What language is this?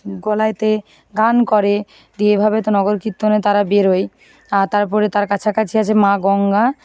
Bangla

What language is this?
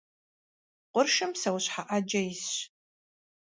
Kabardian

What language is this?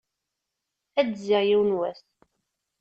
Kabyle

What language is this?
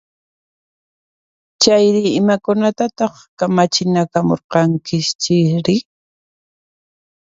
Puno Quechua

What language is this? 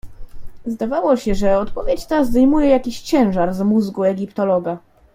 Polish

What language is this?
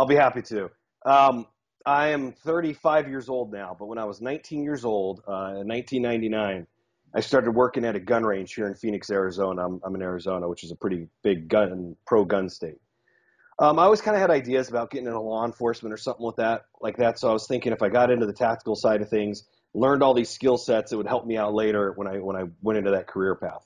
English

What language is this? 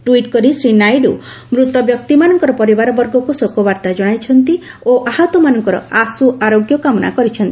Odia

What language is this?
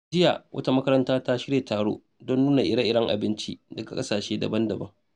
Hausa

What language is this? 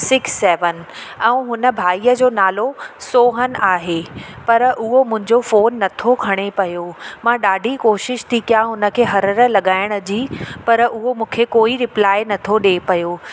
Sindhi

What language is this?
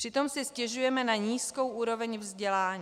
Czech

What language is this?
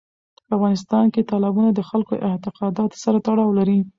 Pashto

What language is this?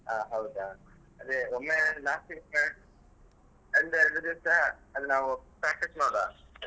Kannada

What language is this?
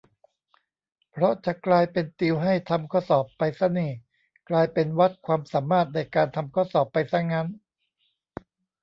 Thai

